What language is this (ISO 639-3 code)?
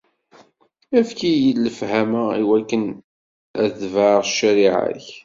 kab